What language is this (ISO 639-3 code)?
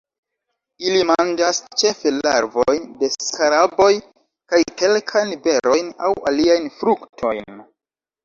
epo